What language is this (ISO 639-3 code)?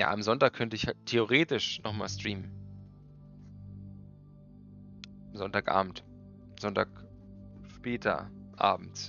deu